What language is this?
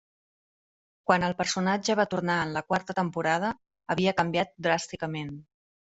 Catalan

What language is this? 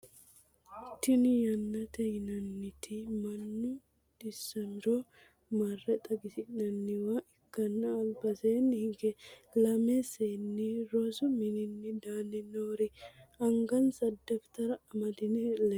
Sidamo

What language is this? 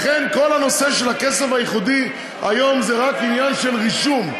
Hebrew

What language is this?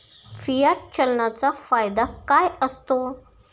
Marathi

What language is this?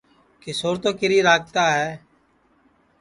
Sansi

